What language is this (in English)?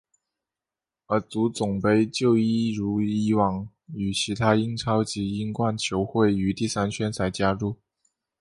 Chinese